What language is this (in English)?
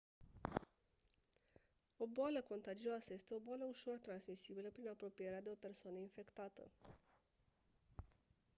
Romanian